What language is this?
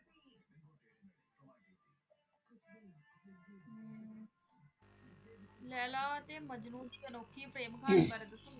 Punjabi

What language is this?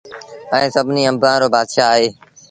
Sindhi Bhil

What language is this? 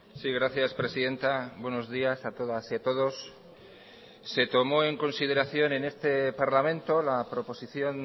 Spanish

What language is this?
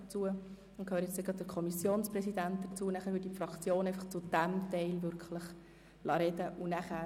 Swiss German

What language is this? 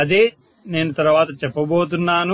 Telugu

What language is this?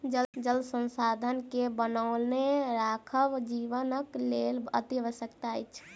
Maithili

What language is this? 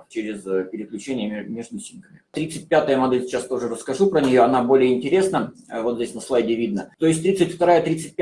Russian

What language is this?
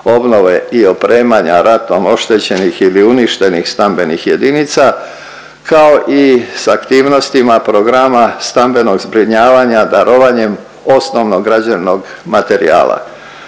Croatian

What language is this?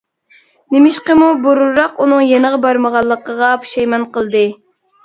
Uyghur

